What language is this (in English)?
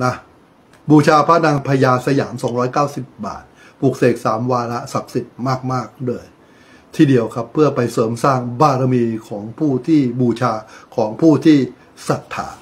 Thai